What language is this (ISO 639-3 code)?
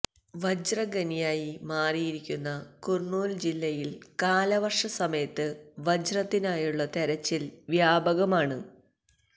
mal